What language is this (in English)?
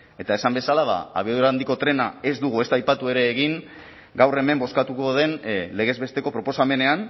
Basque